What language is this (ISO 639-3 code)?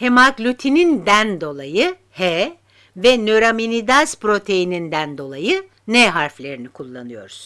tur